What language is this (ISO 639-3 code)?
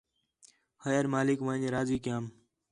xhe